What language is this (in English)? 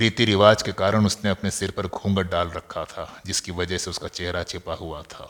Hindi